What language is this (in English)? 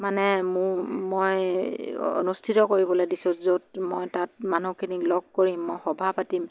Assamese